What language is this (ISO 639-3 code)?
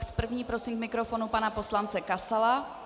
ces